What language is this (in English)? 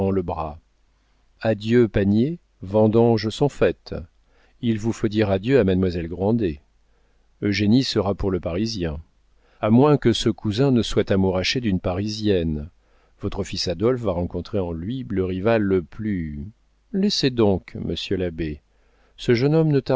French